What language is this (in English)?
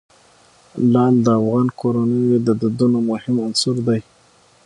Pashto